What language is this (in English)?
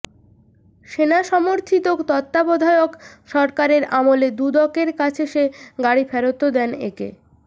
Bangla